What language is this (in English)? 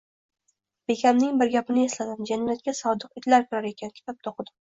Uzbek